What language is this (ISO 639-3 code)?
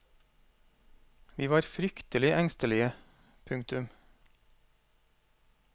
nor